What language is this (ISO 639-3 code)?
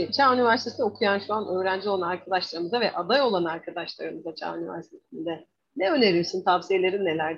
tur